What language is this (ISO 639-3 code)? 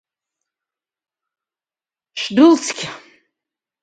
abk